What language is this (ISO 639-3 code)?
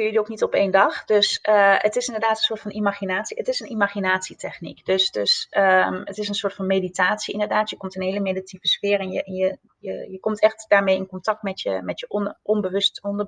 nld